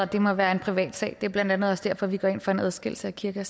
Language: Danish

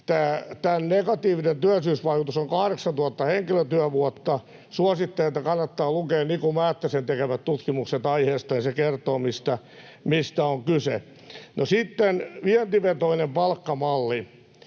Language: Finnish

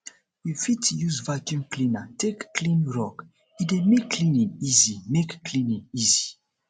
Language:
Nigerian Pidgin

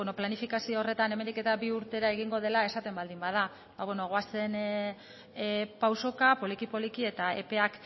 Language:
Basque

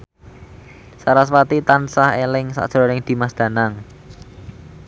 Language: Javanese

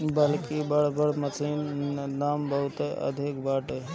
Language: Bhojpuri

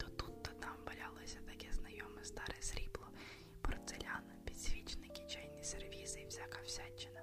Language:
Ukrainian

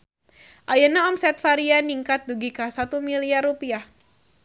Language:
Sundanese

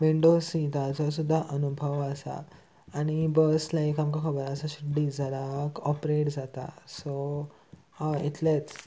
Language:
Konkani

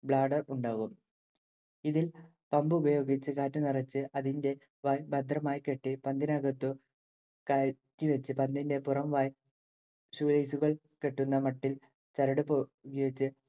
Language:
Malayalam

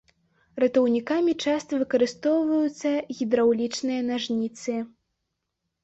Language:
Belarusian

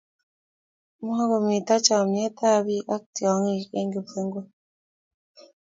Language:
Kalenjin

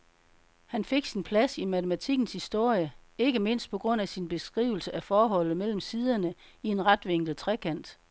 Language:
Danish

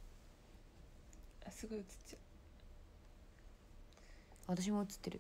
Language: Japanese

